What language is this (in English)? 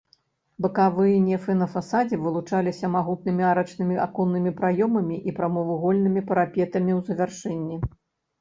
Belarusian